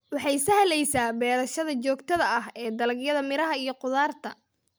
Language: Somali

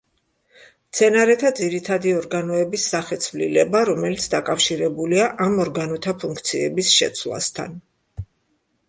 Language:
Georgian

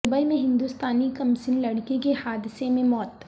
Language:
Urdu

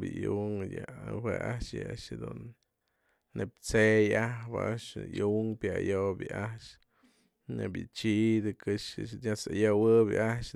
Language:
Mazatlán Mixe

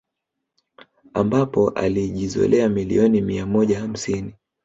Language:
Swahili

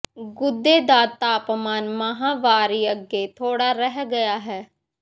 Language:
Punjabi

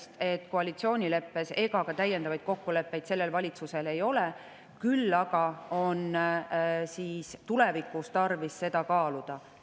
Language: Estonian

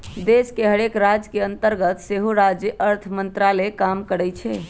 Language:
Magahi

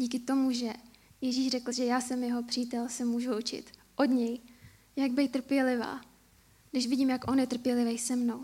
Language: Czech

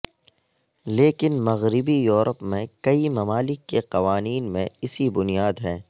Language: Urdu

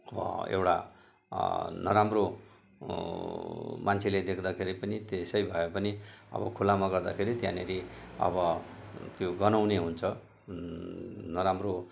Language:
Nepali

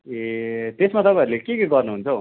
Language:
Nepali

